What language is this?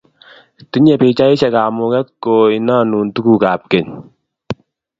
Kalenjin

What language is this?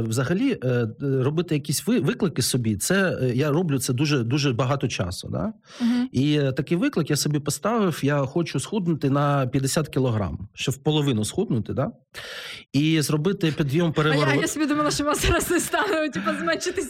Ukrainian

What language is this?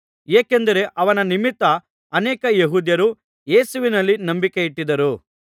Kannada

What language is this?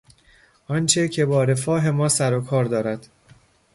Persian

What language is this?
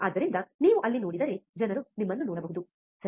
Kannada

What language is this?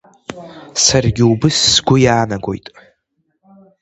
Abkhazian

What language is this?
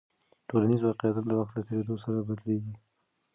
Pashto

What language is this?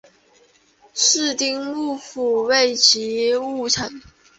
Chinese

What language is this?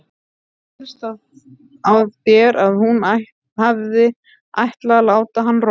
Icelandic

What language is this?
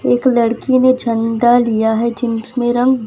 Hindi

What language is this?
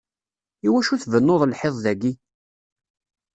Kabyle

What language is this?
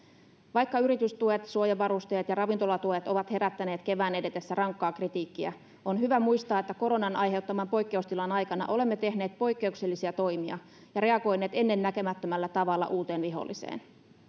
Finnish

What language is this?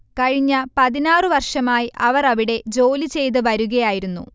Malayalam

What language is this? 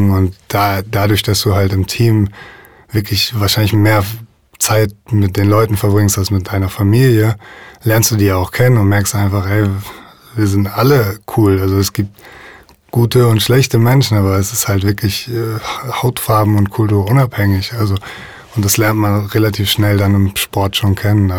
German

